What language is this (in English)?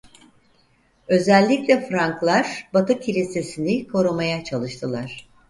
Turkish